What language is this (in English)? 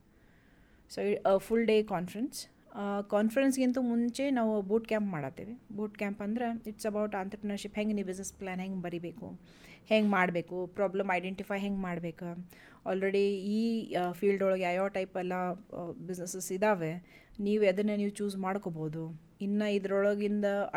Kannada